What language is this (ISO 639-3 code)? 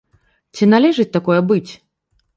bel